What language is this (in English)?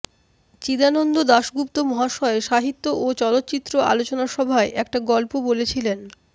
Bangla